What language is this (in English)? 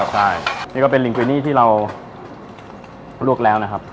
Thai